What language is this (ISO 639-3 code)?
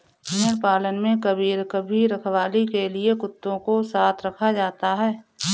hin